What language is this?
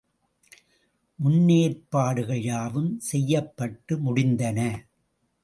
Tamil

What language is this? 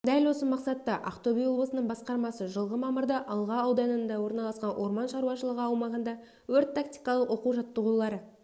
Kazakh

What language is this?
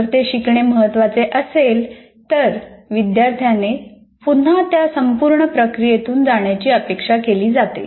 Marathi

